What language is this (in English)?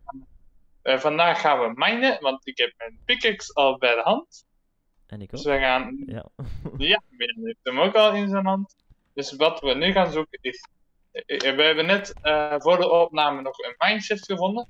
Dutch